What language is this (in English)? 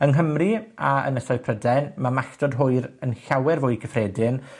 Welsh